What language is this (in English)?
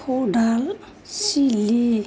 Bodo